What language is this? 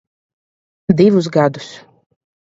Latvian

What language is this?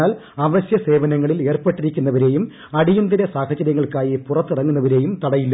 Malayalam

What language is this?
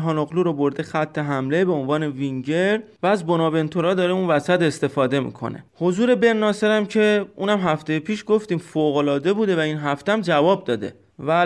Persian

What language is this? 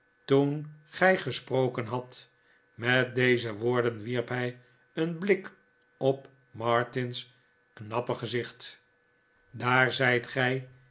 Dutch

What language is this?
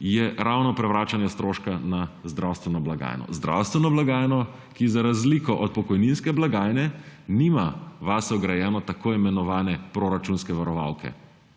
Slovenian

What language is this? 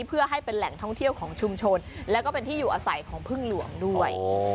Thai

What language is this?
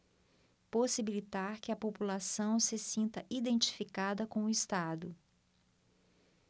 Portuguese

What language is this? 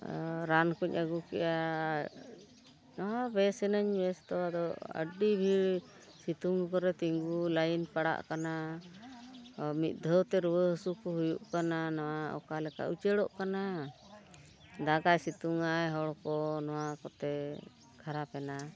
Santali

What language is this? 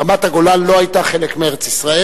Hebrew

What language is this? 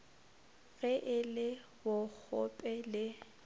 Northern Sotho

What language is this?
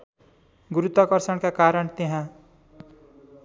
Nepali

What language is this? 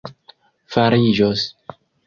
Esperanto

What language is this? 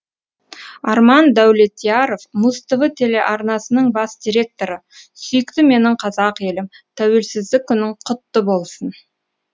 Kazakh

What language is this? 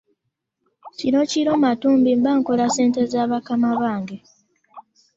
Ganda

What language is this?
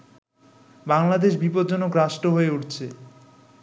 Bangla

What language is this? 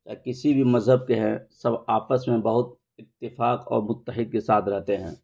Urdu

